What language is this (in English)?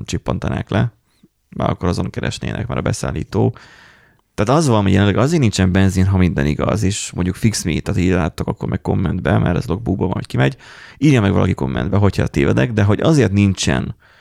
Hungarian